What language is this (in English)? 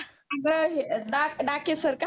Marathi